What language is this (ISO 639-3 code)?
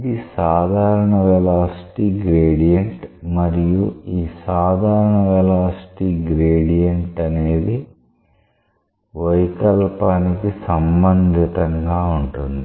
tel